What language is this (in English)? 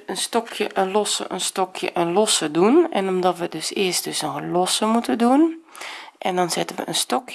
Dutch